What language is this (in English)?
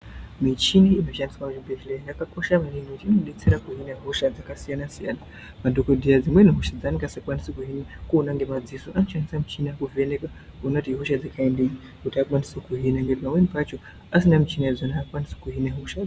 Ndau